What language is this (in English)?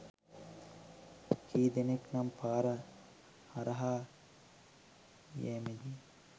Sinhala